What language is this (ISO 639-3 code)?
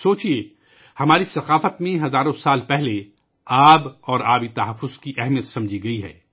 urd